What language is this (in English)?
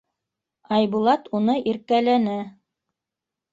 Bashkir